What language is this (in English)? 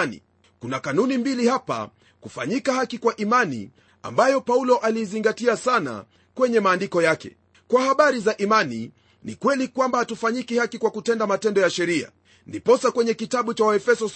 Swahili